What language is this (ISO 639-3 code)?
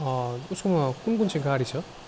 nep